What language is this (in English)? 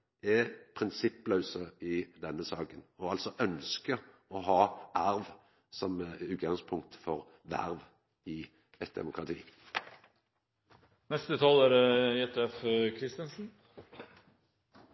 Norwegian Nynorsk